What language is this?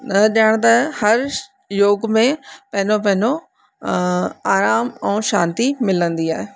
Sindhi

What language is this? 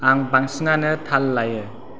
Bodo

